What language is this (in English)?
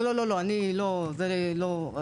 Hebrew